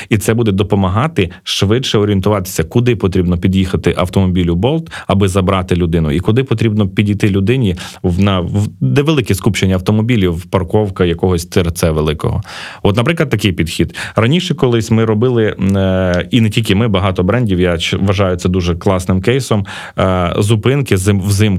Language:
Ukrainian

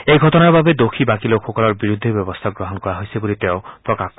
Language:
Assamese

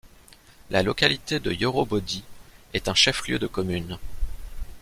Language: French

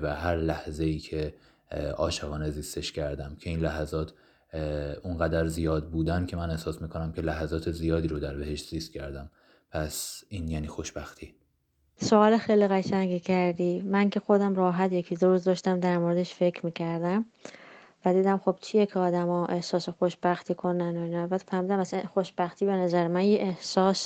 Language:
Persian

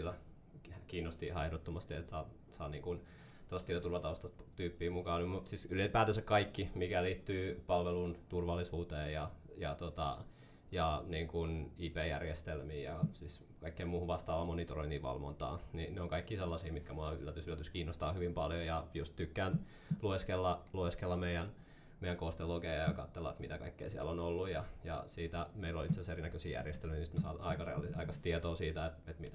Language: Finnish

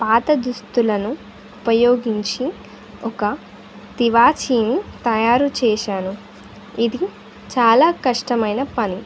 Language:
Telugu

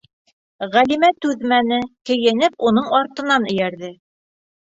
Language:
Bashkir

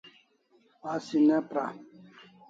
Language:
Kalasha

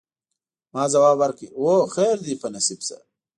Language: Pashto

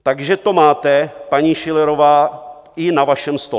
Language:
Czech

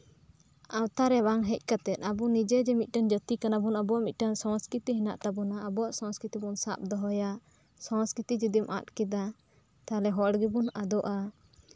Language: Santali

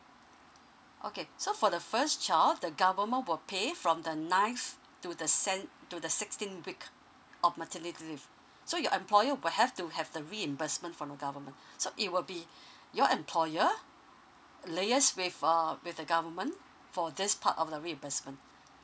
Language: English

